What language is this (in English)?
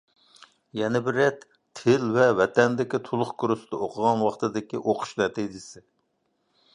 Uyghur